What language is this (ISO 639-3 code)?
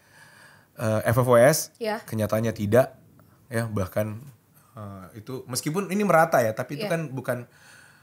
ind